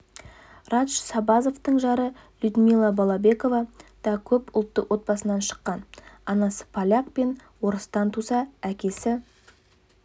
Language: Kazakh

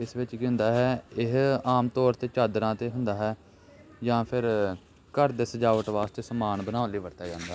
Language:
Punjabi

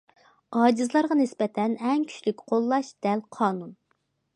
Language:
Uyghur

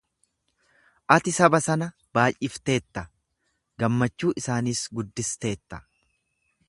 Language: Oromo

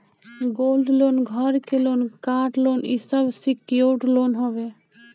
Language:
Bhojpuri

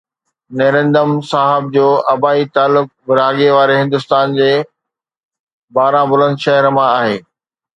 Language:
Sindhi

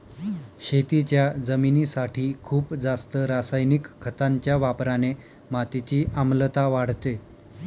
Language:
Marathi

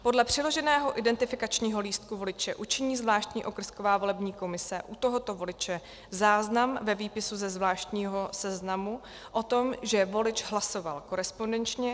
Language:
Czech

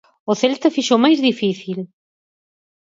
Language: Galician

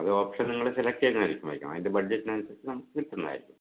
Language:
Malayalam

